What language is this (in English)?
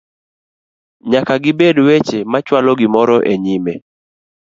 Luo (Kenya and Tanzania)